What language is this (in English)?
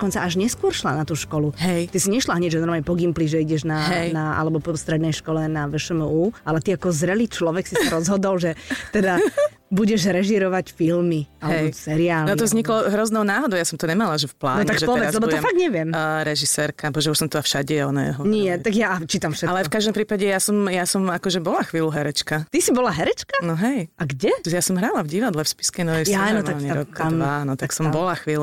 Slovak